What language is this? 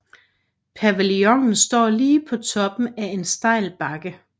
Danish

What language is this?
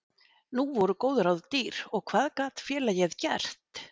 Icelandic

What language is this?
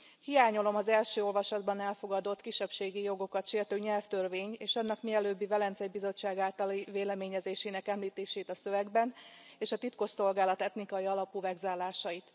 Hungarian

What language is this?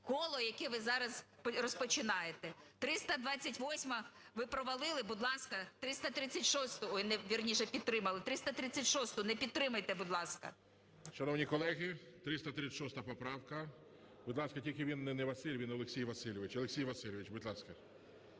Ukrainian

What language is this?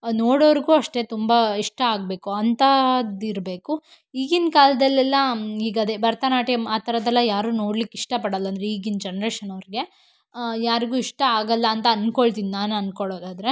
Kannada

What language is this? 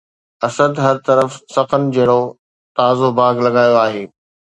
Sindhi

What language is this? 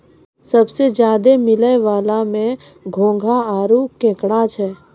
Maithili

